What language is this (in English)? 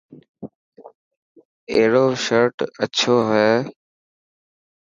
Dhatki